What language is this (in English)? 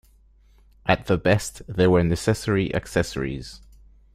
English